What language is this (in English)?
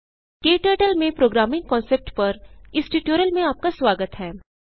Hindi